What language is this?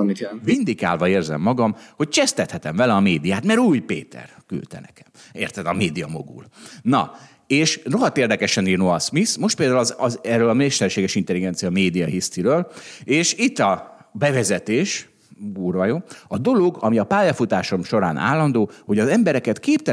Hungarian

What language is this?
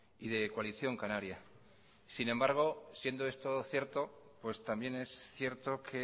Spanish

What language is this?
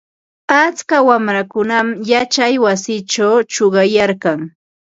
Ambo-Pasco Quechua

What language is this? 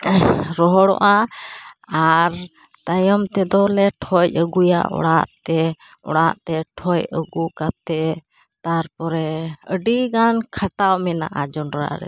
Santali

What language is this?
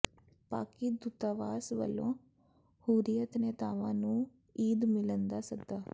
Punjabi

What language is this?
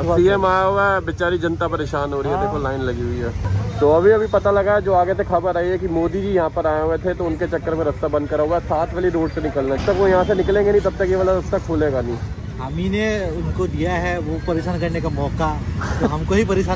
Hindi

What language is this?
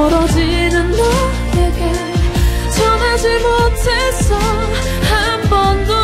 Korean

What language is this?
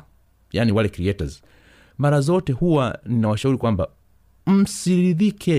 Swahili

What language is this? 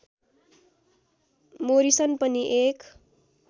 Nepali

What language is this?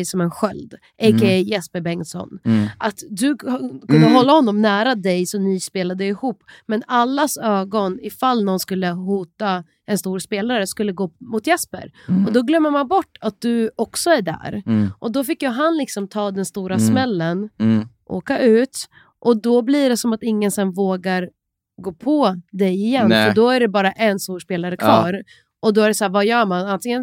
Swedish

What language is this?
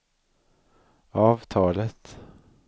Swedish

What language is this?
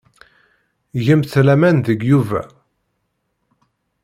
Kabyle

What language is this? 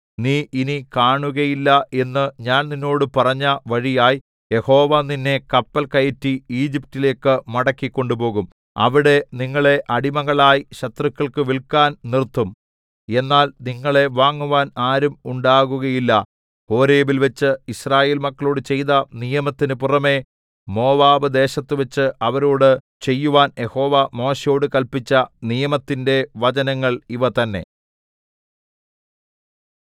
Malayalam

